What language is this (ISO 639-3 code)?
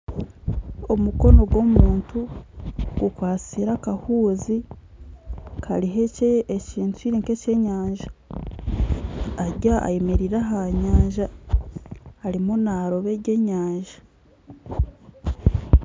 nyn